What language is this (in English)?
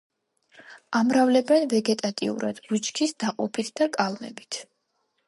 Georgian